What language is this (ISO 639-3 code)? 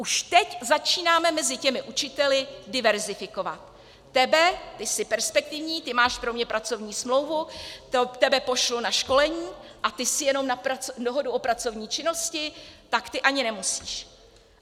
ces